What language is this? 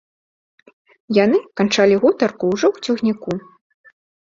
Belarusian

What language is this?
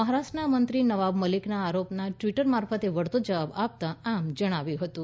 Gujarati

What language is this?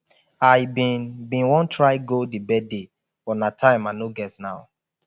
Nigerian Pidgin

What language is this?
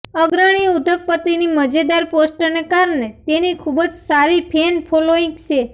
Gujarati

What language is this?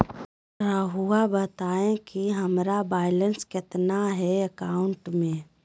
Magahi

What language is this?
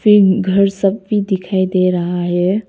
Hindi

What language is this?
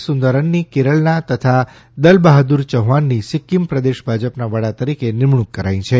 Gujarati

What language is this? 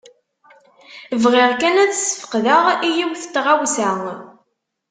Kabyle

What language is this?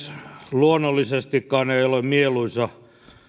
Finnish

